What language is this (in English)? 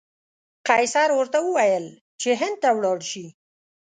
Pashto